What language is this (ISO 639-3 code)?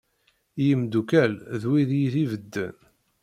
kab